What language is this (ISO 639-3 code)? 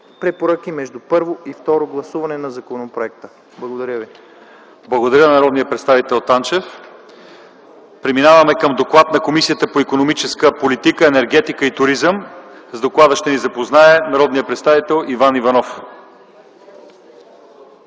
bul